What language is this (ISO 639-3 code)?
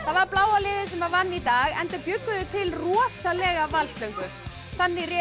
isl